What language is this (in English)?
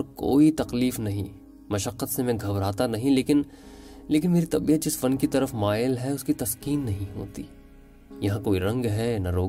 Urdu